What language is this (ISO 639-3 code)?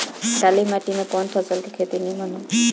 bho